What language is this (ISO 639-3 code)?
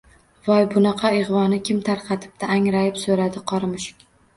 uzb